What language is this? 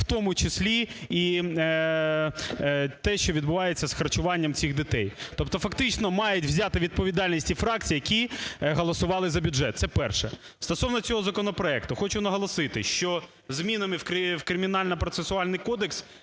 Ukrainian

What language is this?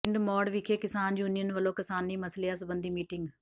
Punjabi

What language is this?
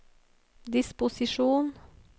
Norwegian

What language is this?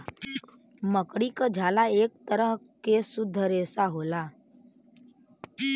Bhojpuri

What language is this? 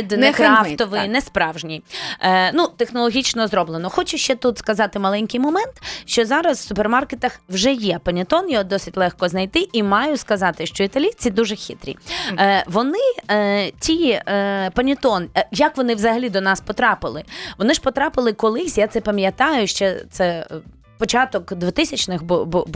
Ukrainian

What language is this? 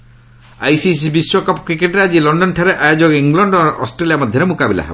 Odia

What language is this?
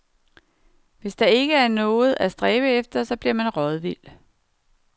Danish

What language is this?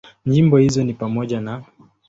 Swahili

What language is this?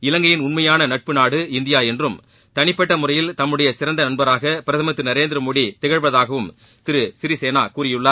Tamil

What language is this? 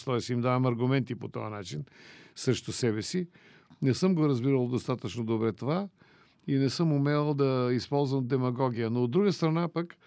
Bulgarian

